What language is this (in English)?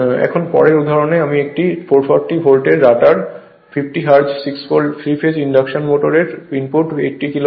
Bangla